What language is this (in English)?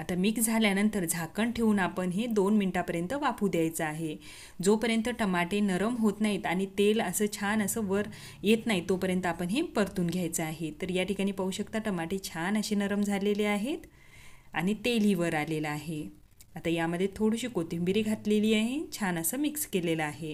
Romanian